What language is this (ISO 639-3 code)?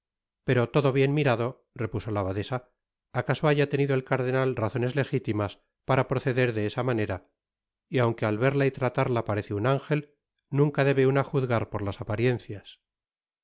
spa